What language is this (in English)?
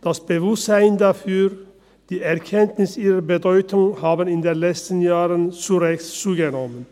Swiss German